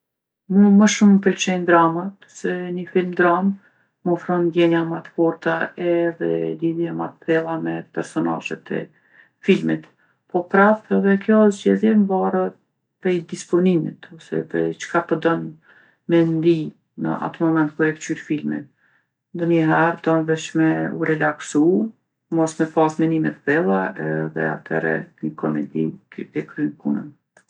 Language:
Gheg Albanian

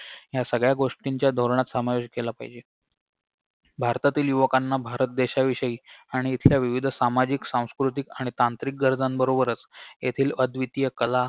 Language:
Marathi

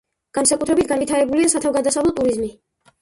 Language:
Georgian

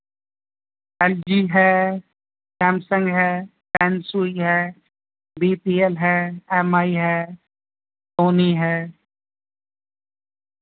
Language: Urdu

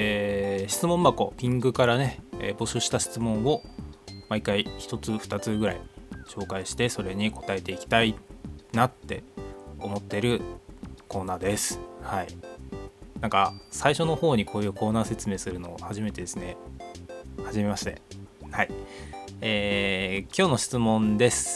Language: Japanese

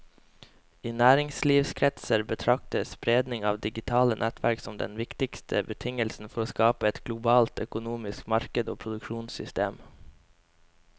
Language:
Norwegian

